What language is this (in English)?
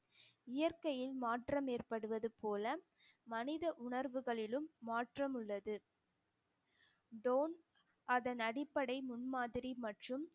Tamil